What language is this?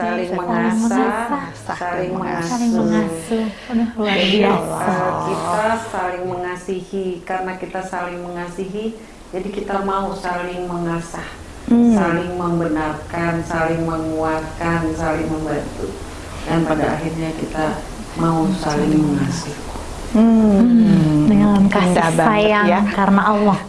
Indonesian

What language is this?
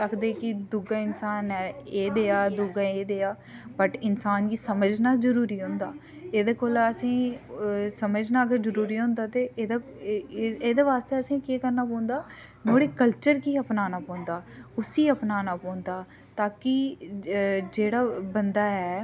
Dogri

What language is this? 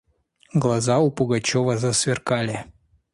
Russian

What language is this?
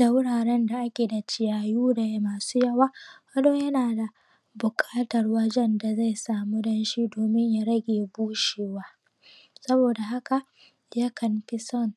Hausa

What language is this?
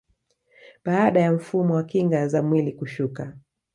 Swahili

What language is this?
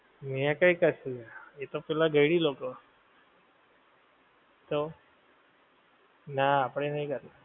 Gujarati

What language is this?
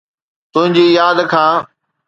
Sindhi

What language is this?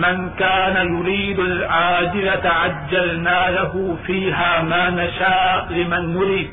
Urdu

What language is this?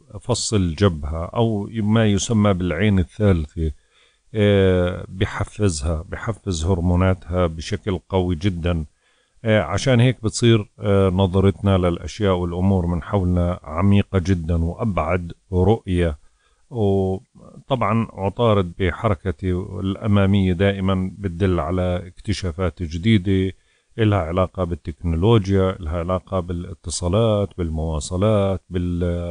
Arabic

